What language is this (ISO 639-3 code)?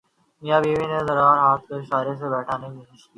urd